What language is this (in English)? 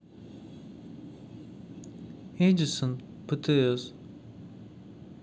Russian